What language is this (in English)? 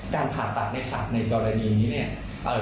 Thai